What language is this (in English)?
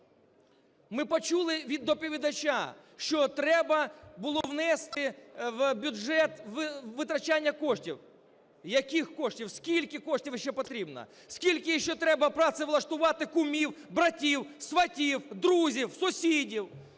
Ukrainian